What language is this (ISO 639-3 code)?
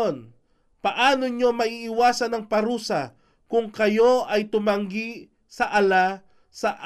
fil